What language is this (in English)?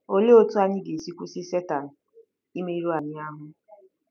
Igbo